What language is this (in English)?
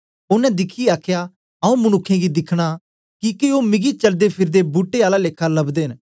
Dogri